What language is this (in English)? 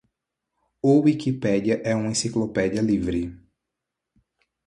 Portuguese